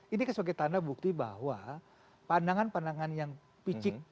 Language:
Indonesian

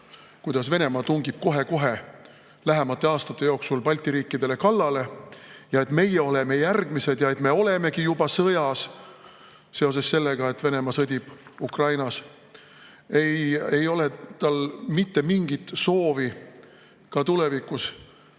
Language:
Estonian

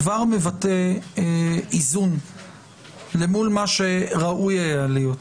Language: Hebrew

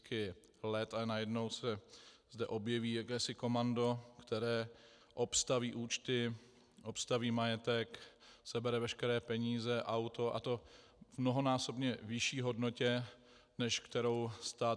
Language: Czech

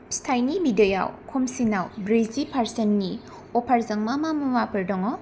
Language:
Bodo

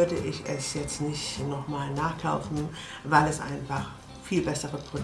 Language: German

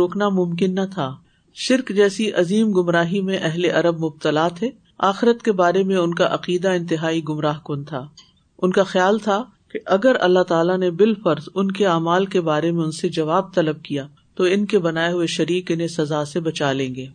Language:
Urdu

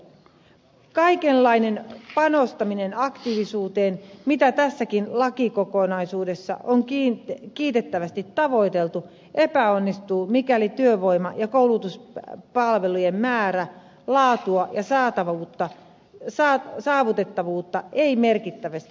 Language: Finnish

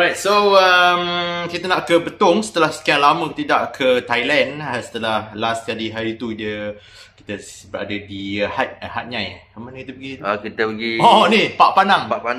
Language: Malay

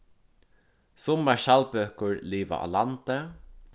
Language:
Faroese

